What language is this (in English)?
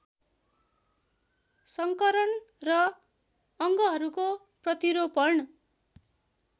Nepali